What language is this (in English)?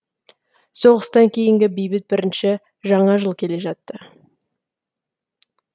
Kazakh